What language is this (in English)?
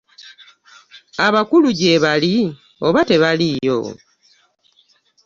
Ganda